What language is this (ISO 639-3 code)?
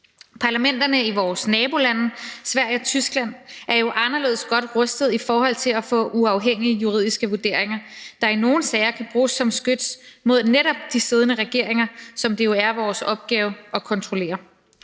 dan